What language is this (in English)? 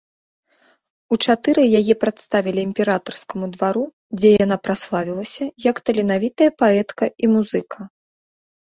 Belarusian